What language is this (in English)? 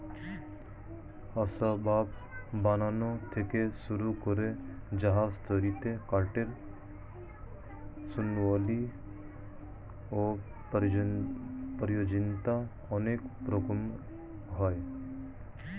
Bangla